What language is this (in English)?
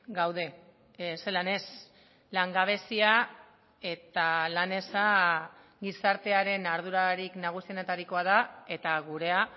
Basque